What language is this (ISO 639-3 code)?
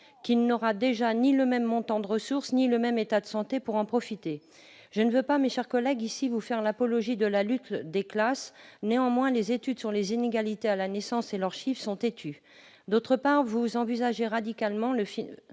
fra